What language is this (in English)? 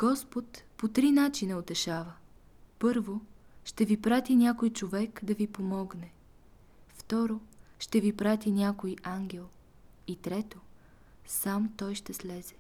Bulgarian